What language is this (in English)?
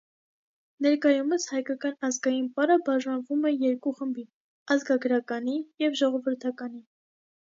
Armenian